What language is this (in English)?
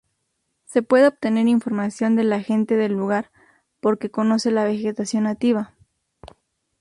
Spanish